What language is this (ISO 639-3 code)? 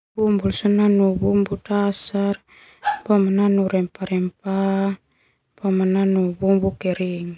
twu